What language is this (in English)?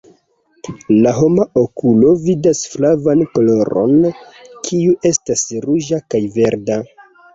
Esperanto